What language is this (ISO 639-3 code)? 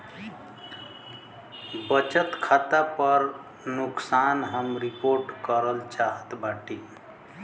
bho